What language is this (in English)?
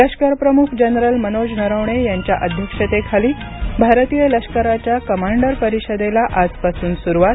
Marathi